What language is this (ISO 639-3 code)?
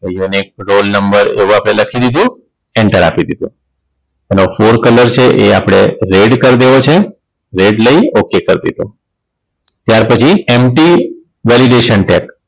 guj